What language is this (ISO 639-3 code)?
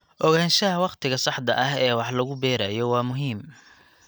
som